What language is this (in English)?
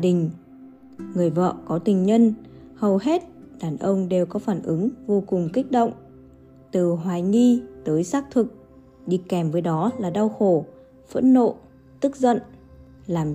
Vietnamese